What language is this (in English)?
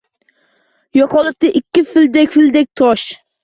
Uzbek